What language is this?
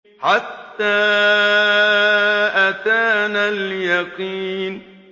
Arabic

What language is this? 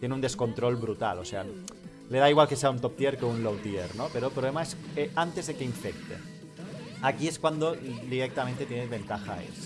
Spanish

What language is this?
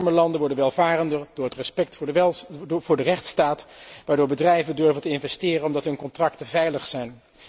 Dutch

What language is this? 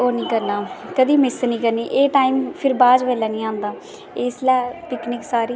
Dogri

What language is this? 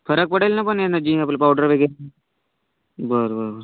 Marathi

